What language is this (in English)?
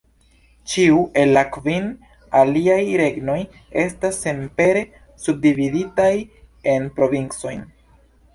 Esperanto